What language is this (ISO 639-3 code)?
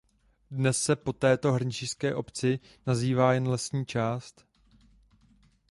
ces